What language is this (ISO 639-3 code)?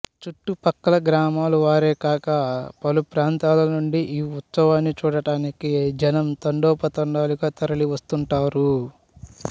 tel